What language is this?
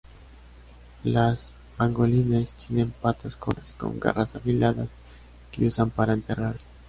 Spanish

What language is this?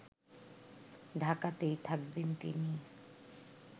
Bangla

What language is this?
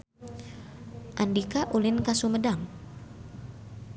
Sundanese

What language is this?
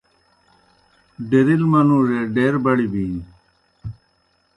Kohistani Shina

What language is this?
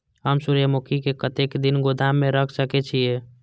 Maithili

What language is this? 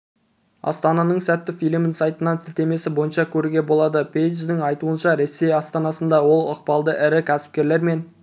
Kazakh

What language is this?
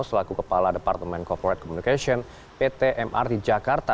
Indonesian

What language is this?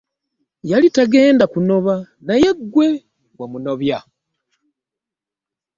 Ganda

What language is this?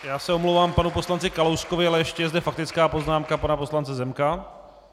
Czech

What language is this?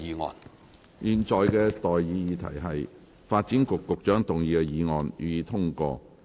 Cantonese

